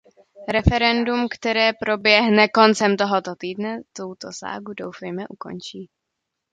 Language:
Czech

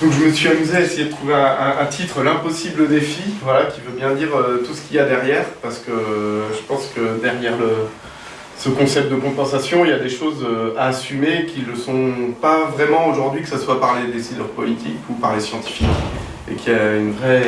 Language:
French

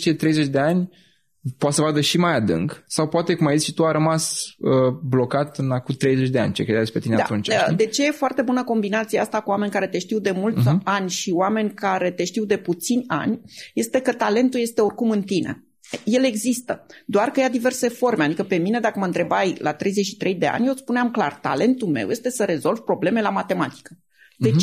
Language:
Romanian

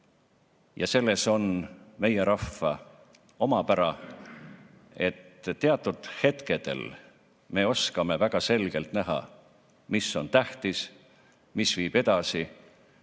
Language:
Estonian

